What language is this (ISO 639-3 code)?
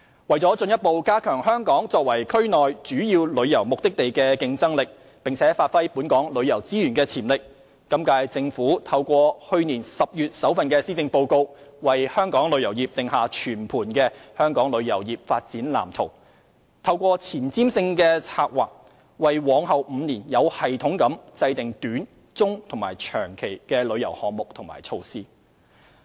yue